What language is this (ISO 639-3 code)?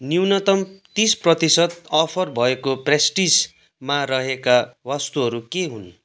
nep